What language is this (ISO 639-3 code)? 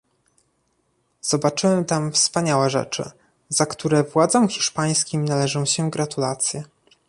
pol